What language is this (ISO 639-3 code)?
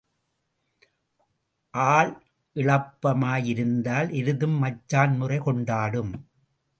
tam